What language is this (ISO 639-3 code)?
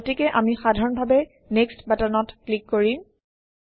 asm